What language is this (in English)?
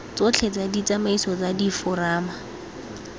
Tswana